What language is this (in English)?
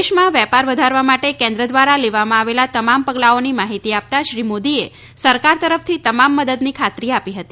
Gujarati